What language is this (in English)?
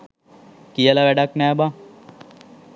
Sinhala